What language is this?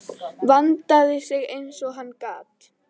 Icelandic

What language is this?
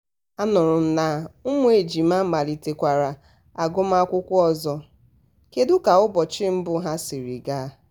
Igbo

